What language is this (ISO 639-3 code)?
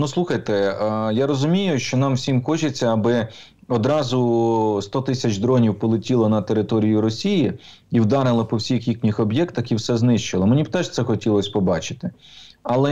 ukr